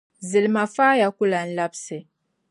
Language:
Dagbani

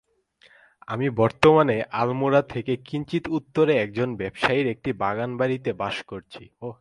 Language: Bangla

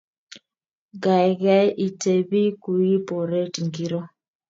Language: Kalenjin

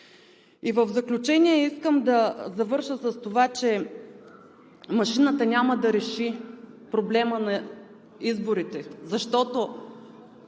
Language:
Bulgarian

